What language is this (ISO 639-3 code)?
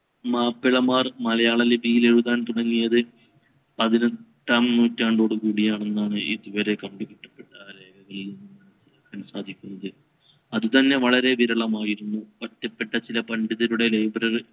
mal